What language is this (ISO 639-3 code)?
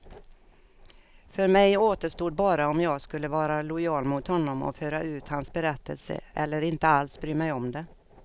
swe